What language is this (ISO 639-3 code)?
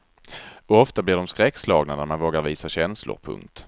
swe